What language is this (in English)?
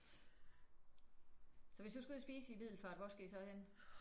Danish